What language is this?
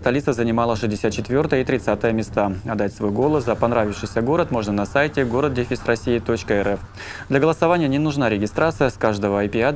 Russian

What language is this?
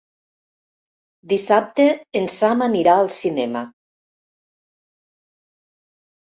Catalan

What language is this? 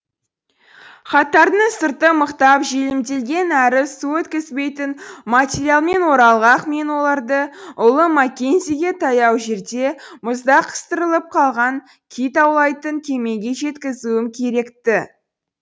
Kazakh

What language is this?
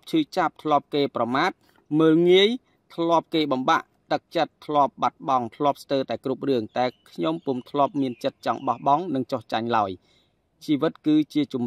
Vietnamese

